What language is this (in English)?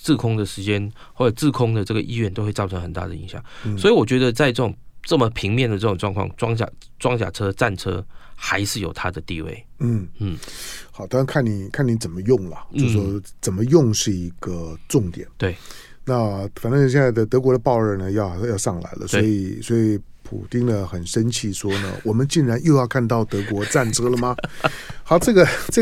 Chinese